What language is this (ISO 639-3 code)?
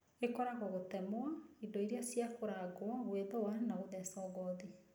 kik